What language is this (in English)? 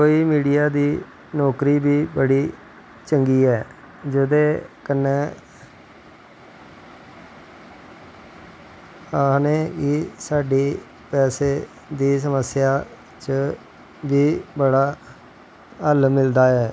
Dogri